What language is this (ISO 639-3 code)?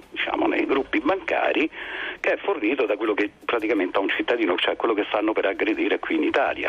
ita